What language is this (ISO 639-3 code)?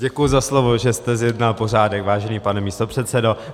ces